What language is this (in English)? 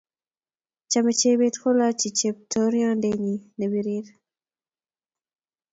Kalenjin